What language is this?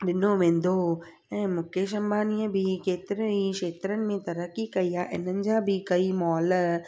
Sindhi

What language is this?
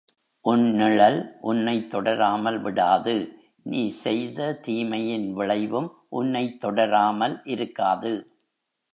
Tamil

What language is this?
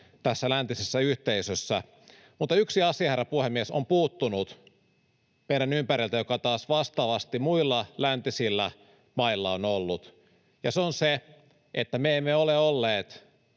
Finnish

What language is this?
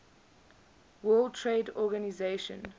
English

